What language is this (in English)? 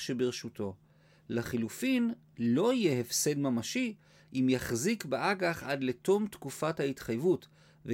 Hebrew